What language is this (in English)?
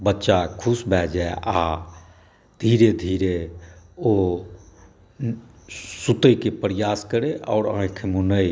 Maithili